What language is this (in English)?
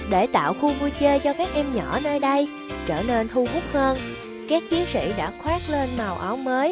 Vietnamese